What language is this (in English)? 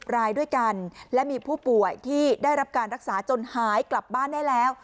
Thai